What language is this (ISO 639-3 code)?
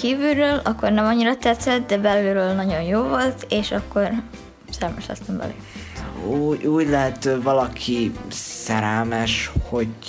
hun